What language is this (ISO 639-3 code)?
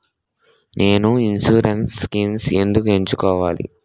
tel